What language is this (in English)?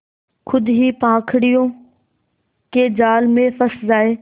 Hindi